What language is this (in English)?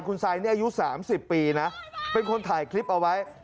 Thai